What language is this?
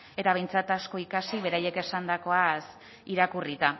Basque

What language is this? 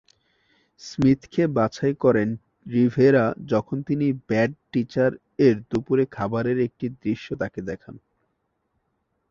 Bangla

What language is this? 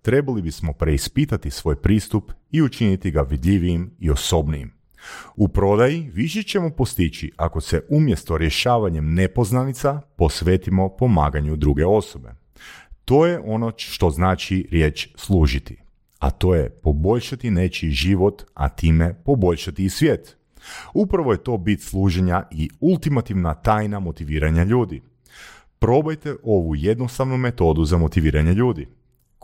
Croatian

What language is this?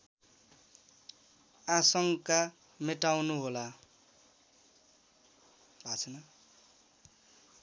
Nepali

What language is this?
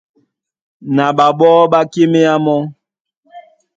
Duala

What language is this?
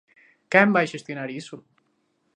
Galician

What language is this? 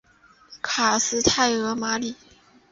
Chinese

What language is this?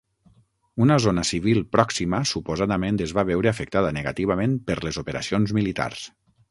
Catalan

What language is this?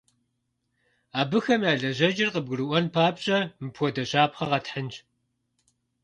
Kabardian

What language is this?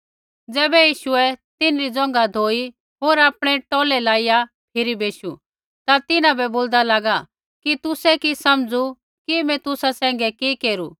Kullu Pahari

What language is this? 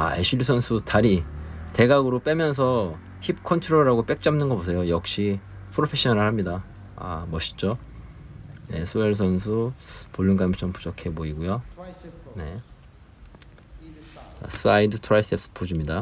Korean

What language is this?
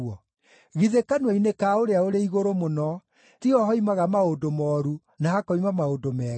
Kikuyu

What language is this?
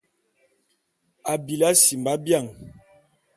Bulu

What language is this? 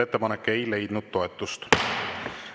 Estonian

